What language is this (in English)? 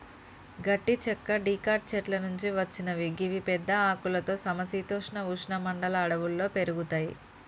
Telugu